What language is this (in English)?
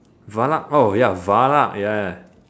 English